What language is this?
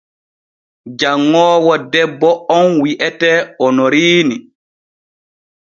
Borgu Fulfulde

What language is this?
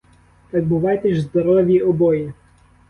Ukrainian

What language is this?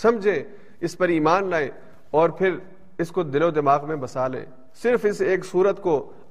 Urdu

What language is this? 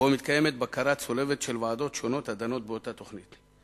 Hebrew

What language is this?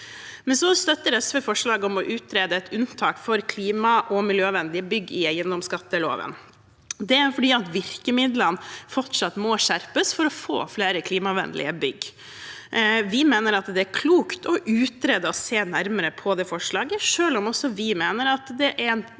Norwegian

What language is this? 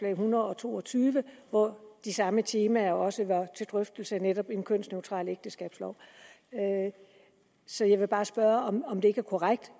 Danish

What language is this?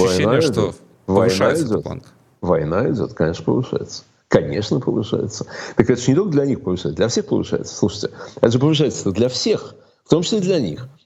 Russian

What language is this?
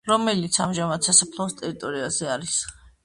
Georgian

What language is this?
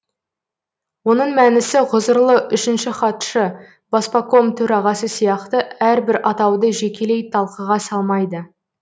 Kazakh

